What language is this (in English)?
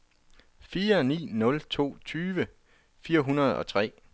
Danish